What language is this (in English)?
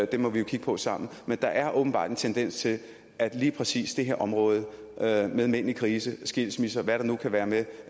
Danish